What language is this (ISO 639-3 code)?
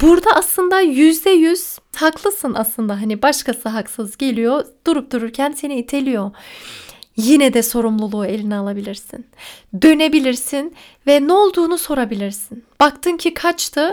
tur